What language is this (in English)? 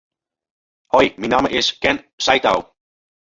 Western Frisian